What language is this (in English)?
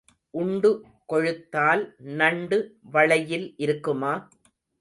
Tamil